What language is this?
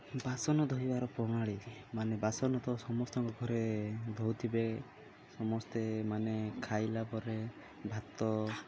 Odia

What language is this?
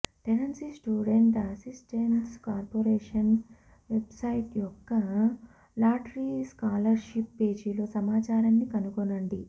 Telugu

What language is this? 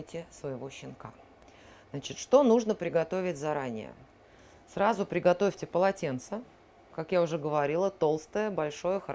Russian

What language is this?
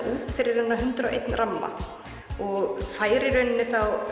Icelandic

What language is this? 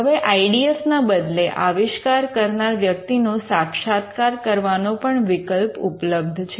Gujarati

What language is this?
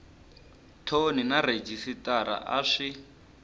Tsonga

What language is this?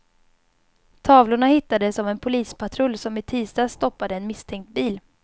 Swedish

